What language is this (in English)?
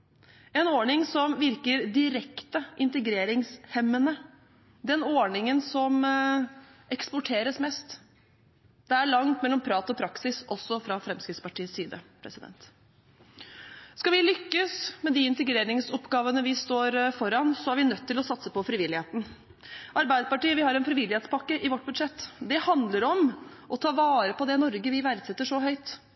Norwegian Bokmål